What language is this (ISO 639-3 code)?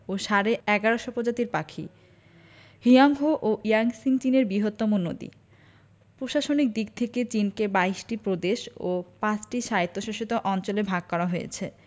ben